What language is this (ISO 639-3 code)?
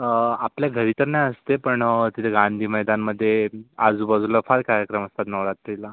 mar